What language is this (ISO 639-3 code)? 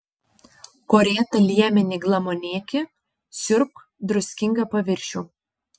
lit